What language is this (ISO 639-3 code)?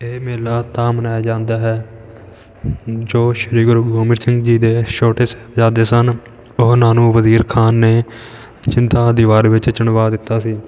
pan